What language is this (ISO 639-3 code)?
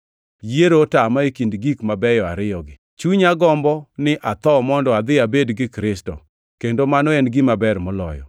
luo